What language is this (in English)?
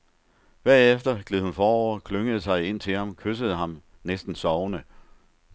Danish